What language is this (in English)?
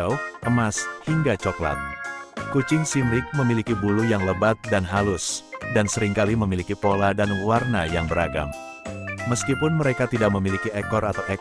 Indonesian